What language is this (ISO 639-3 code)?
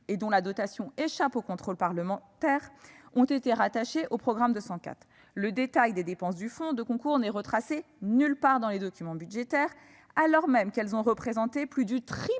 fra